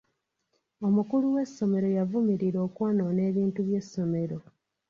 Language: Ganda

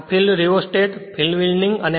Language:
Gujarati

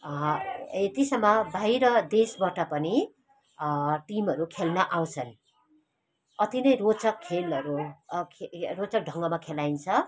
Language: Nepali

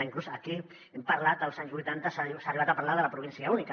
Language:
Catalan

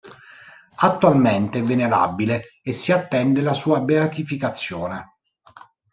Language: Italian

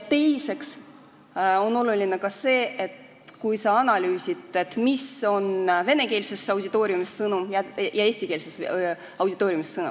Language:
Estonian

